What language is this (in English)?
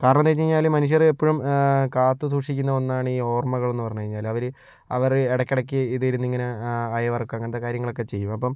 Malayalam